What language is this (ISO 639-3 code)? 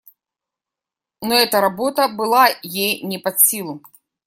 rus